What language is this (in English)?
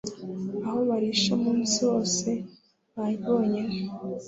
Kinyarwanda